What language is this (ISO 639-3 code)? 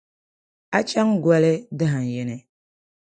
dag